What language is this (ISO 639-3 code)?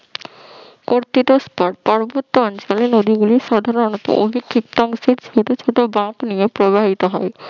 ben